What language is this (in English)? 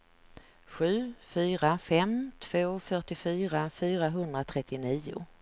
Swedish